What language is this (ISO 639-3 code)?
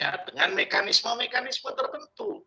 ind